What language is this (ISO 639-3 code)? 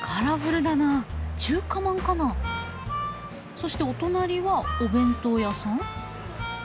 jpn